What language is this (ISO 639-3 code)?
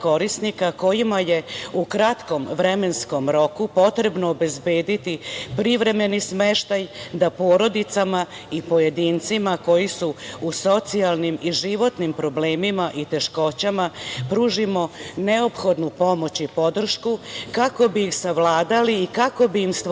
srp